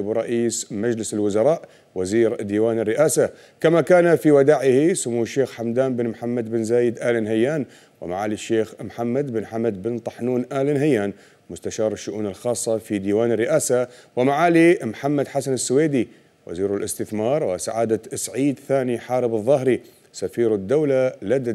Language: Arabic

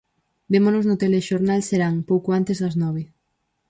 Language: Galician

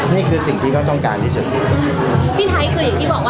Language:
Thai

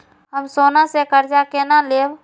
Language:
Maithili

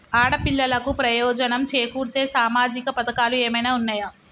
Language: Telugu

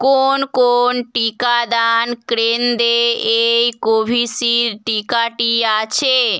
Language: Bangla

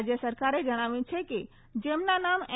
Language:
Gujarati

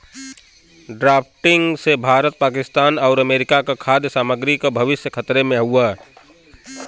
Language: Bhojpuri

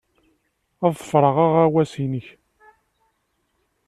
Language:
Kabyle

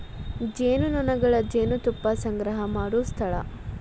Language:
Kannada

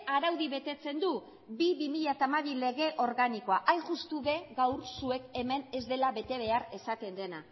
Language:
Basque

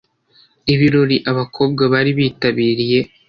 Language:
Kinyarwanda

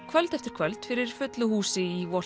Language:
Icelandic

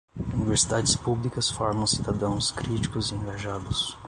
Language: Portuguese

